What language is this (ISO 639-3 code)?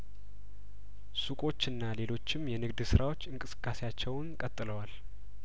amh